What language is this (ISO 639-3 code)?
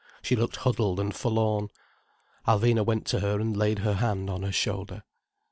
eng